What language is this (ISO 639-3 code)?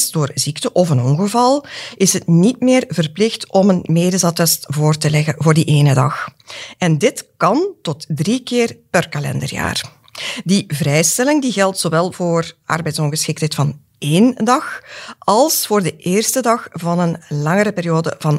nld